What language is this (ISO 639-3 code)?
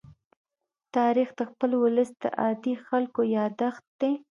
pus